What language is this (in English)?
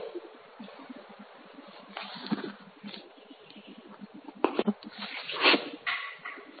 Gujarati